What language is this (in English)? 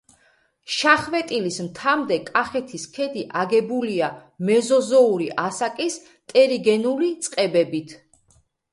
Georgian